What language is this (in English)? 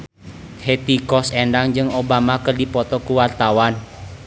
Sundanese